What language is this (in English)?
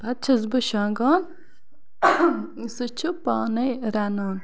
Kashmiri